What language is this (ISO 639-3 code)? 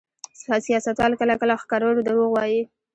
pus